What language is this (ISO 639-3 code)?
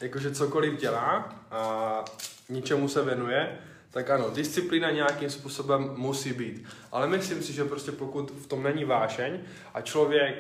ces